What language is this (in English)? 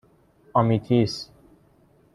Persian